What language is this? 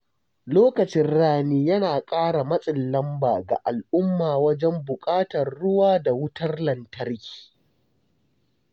Hausa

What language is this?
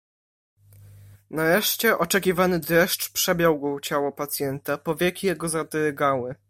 Polish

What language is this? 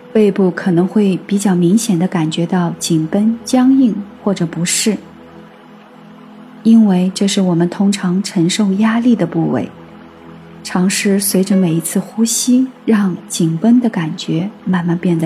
Chinese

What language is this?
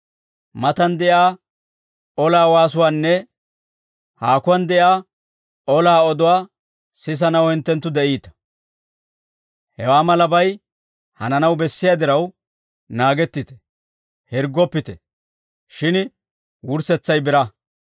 Dawro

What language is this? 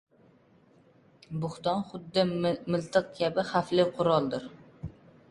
Uzbek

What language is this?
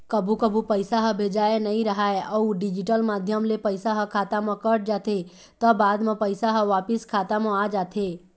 Chhattisgarhi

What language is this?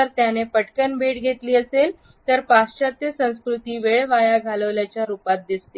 Marathi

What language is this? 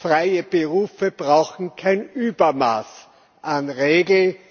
German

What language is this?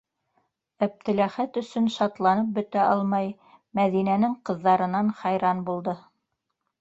Bashkir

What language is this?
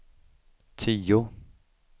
Swedish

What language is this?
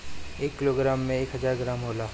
Bhojpuri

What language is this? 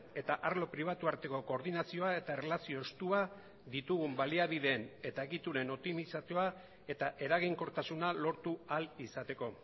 Basque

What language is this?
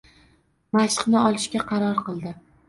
Uzbek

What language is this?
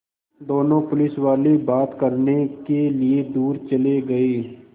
Hindi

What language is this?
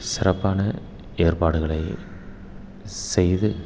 Tamil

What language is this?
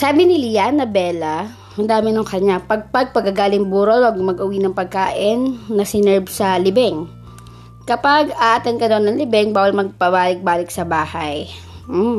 Filipino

